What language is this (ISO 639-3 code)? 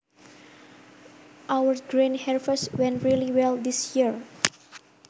jav